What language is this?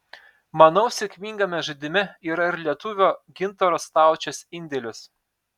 Lithuanian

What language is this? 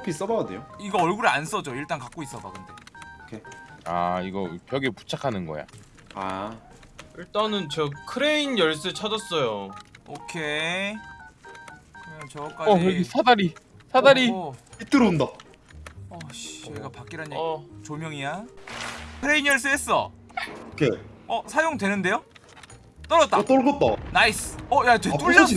Korean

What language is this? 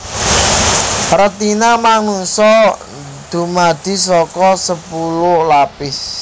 Javanese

